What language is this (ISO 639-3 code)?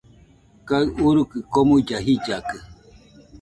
hux